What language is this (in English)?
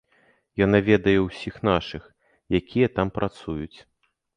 Belarusian